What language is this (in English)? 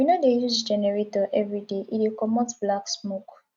Nigerian Pidgin